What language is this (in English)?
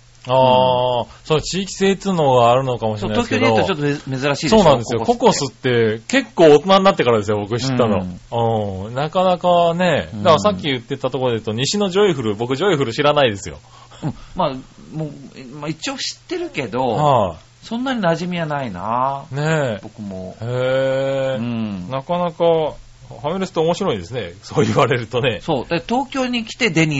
Japanese